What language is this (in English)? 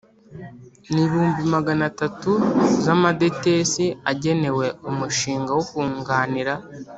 Kinyarwanda